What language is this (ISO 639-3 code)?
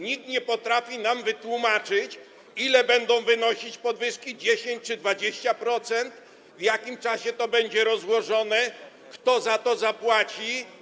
pol